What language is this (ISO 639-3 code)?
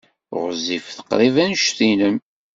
kab